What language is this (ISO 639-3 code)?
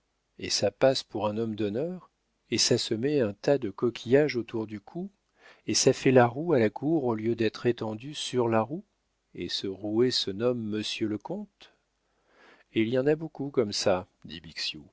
fra